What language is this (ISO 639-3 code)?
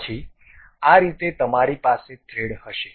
guj